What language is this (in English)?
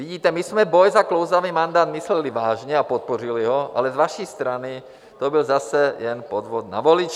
Czech